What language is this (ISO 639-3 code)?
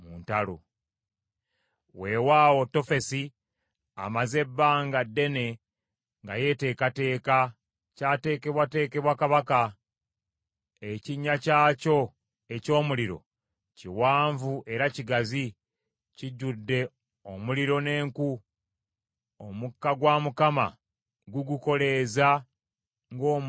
lug